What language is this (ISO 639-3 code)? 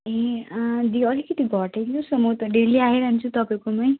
nep